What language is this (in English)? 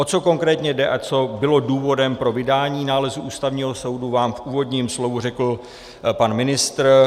Czech